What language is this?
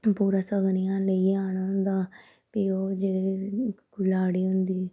Dogri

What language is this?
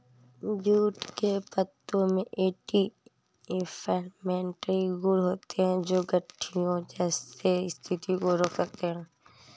Hindi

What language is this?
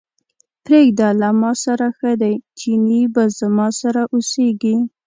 Pashto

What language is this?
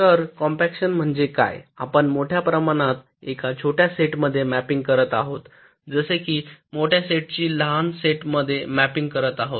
Marathi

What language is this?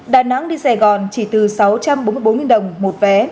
Vietnamese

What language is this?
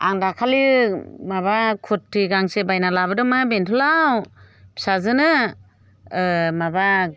Bodo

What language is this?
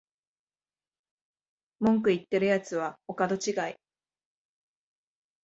Japanese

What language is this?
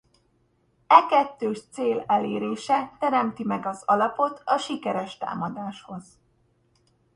Hungarian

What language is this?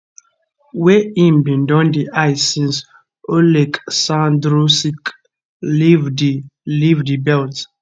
Nigerian Pidgin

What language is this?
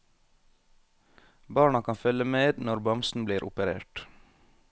Norwegian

